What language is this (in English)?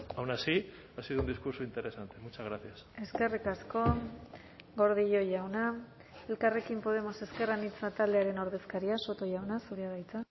Basque